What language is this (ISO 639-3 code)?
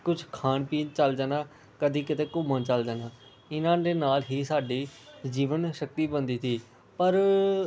pan